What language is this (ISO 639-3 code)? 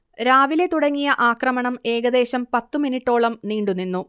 mal